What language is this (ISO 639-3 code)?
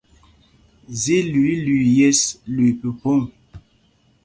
mgg